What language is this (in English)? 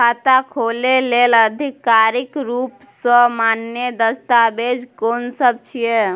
Maithili